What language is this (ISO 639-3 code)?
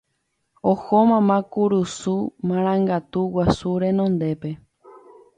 grn